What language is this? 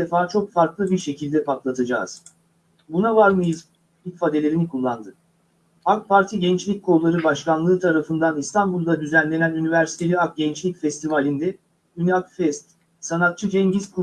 Turkish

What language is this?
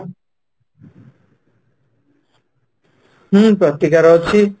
Odia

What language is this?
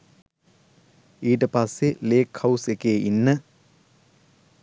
Sinhala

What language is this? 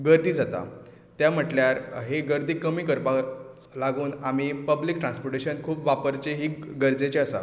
Konkani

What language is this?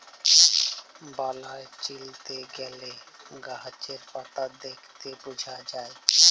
Bangla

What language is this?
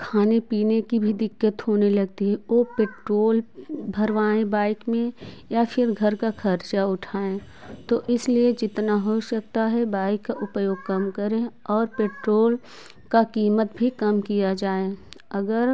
Hindi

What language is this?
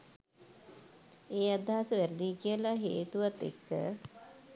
Sinhala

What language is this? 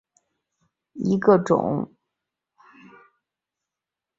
Chinese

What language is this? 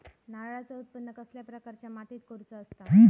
Marathi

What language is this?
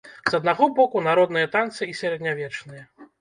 Belarusian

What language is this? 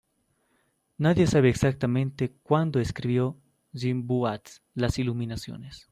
Spanish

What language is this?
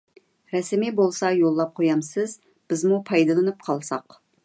Uyghur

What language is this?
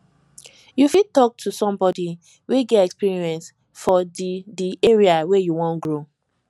Nigerian Pidgin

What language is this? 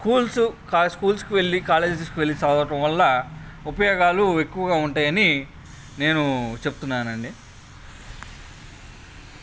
Telugu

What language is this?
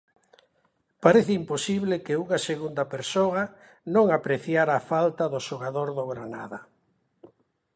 Galician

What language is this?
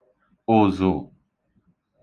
Igbo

